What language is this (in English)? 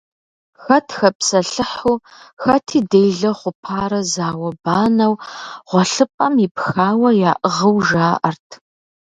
Kabardian